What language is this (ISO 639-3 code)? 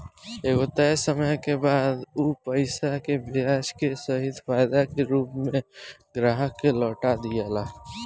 bho